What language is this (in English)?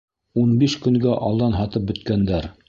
Bashkir